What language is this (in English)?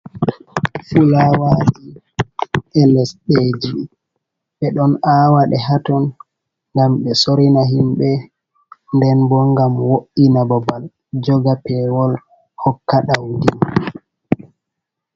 Fula